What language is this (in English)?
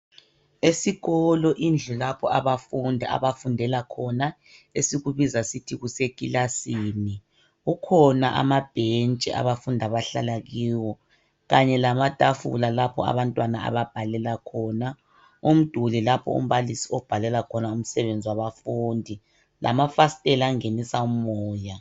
North Ndebele